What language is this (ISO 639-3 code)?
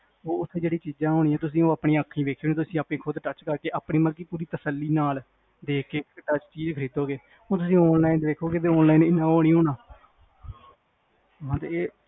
pan